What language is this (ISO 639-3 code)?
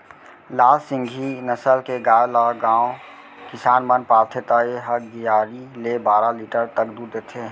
hne